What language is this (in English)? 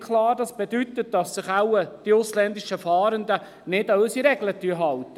Swiss German